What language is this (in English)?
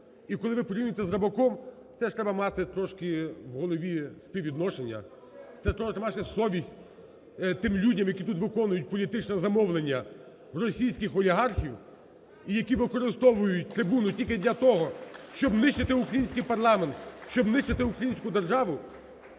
Ukrainian